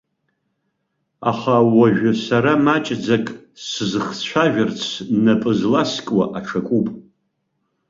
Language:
Abkhazian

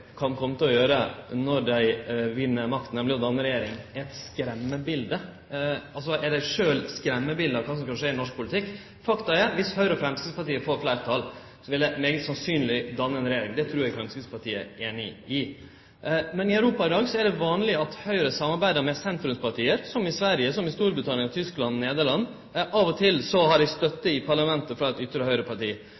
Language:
Norwegian Nynorsk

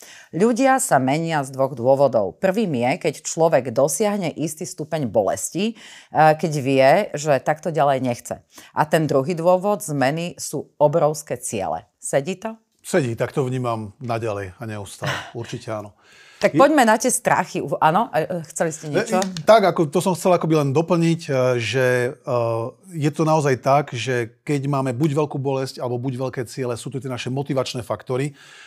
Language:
Slovak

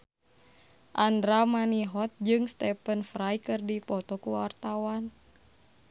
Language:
Sundanese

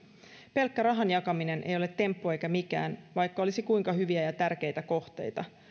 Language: Finnish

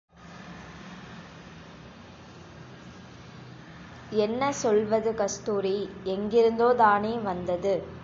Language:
Tamil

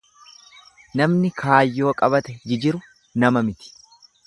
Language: Oromo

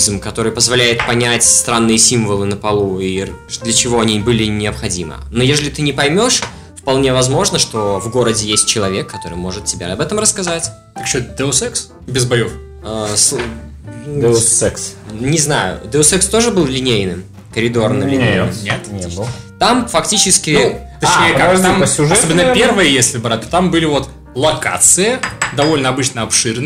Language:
Russian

